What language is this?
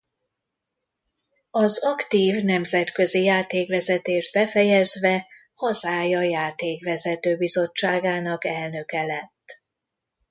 Hungarian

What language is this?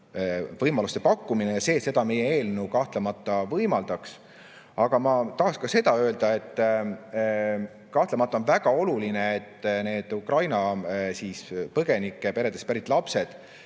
Estonian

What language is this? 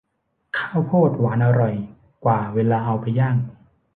Thai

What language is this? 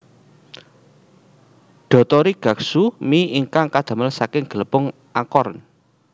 Javanese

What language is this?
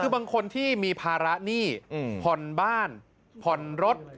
Thai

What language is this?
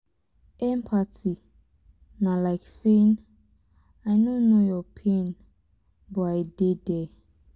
Nigerian Pidgin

